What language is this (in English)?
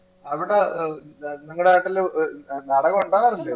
Malayalam